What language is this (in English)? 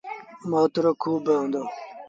Sindhi Bhil